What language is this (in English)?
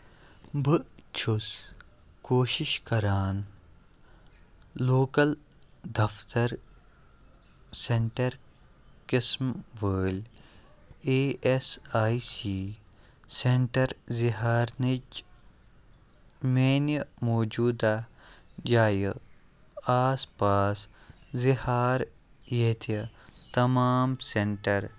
Kashmiri